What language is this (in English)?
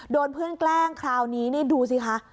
Thai